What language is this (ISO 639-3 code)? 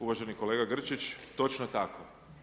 hrv